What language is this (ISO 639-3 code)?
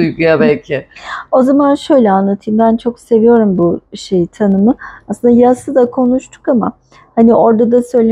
tur